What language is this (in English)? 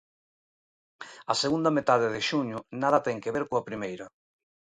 Galician